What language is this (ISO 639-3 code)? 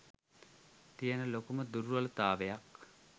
sin